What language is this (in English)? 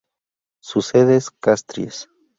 Spanish